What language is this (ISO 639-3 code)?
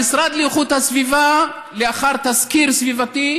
heb